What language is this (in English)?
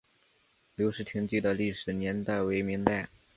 Chinese